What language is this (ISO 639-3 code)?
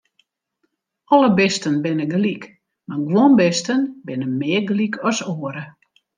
fry